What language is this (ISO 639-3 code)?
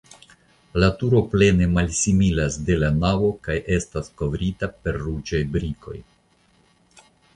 epo